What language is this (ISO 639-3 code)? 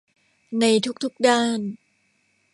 tha